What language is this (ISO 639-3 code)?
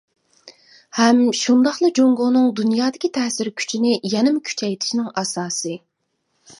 uig